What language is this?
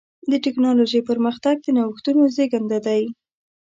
Pashto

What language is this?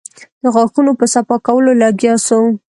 Pashto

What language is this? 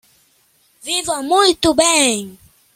Portuguese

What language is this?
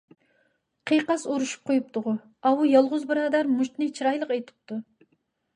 Uyghur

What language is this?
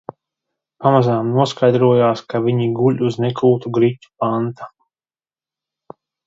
Latvian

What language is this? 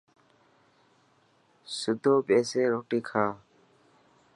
Dhatki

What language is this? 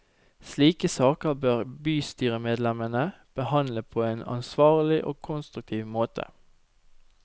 Norwegian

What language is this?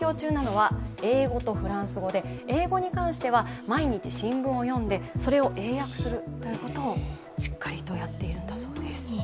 Japanese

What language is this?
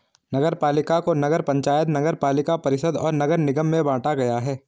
Hindi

